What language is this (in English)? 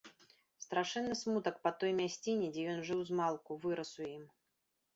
Belarusian